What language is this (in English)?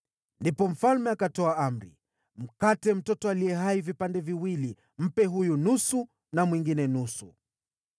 Swahili